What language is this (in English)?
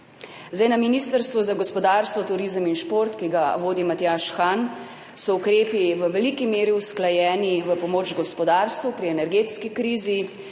Slovenian